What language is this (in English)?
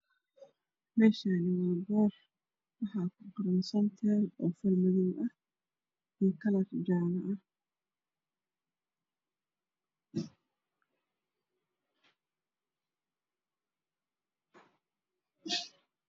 Somali